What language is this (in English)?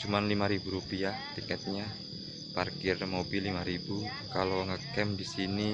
Indonesian